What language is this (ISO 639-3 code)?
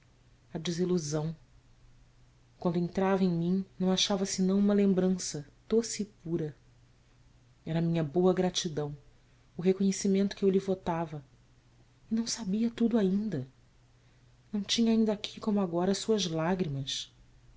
por